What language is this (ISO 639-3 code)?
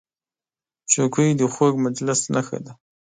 pus